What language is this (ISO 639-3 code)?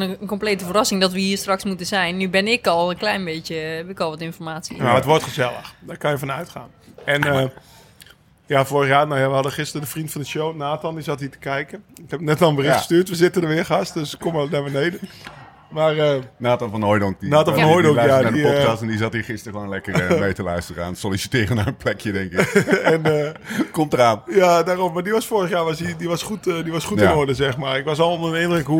nld